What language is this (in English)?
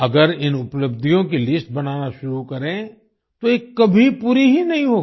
Hindi